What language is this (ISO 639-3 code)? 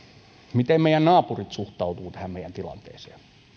fin